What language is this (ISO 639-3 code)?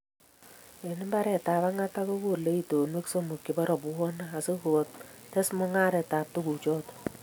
kln